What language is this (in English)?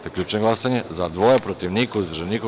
Serbian